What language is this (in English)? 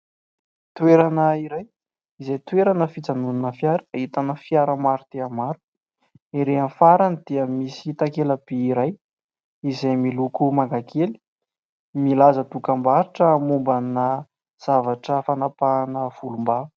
Malagasy